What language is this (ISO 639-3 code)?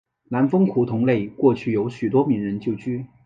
zho